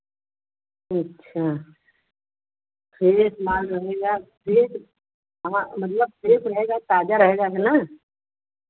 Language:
Hindi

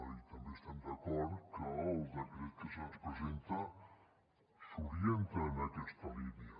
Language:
Catalan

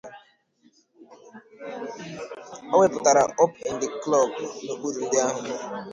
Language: Igbo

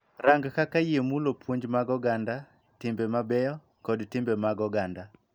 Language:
Luo (Kenya and Tanzania)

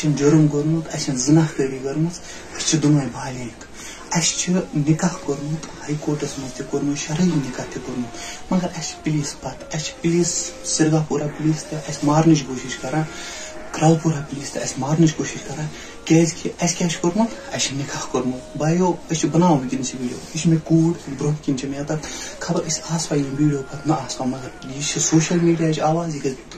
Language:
Romanian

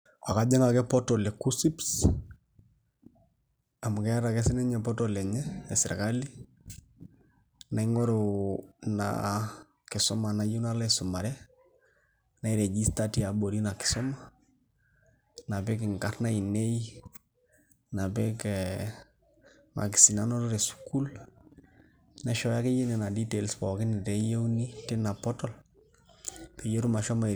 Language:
Masai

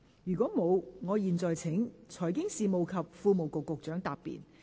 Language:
Cantonese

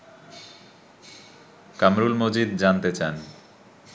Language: Bangla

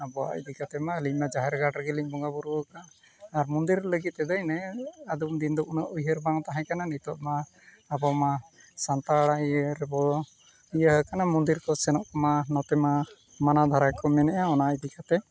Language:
Santali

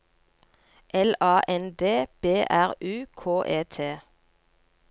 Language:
Norwegian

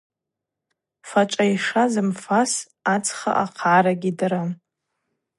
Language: Abaza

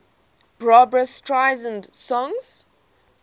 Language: English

